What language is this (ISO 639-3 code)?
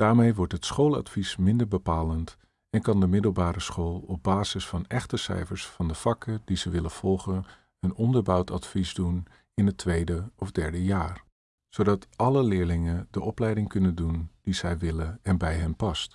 nld